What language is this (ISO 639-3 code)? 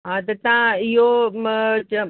snd